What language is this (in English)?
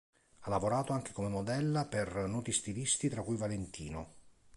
Italian